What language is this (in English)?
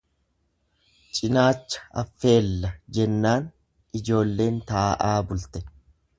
Oromo